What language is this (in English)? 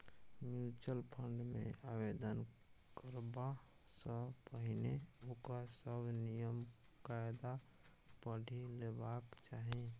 Maithili